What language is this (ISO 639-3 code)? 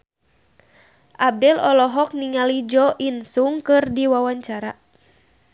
sun